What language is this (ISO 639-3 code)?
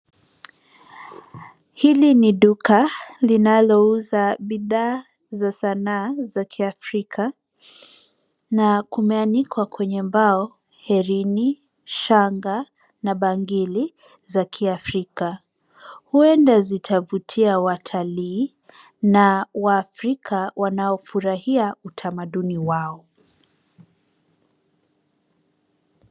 swa